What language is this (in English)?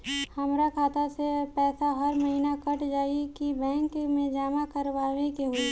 Bhojpuri